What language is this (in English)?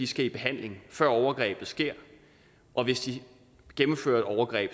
Danish